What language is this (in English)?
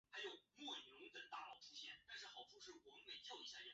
Chinese